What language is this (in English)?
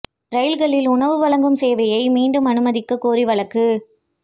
Tamil